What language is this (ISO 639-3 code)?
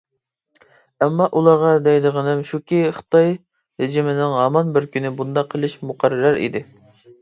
uig